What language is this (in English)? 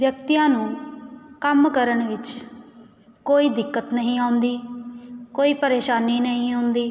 Punjabi